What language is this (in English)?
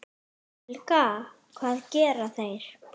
Icelandic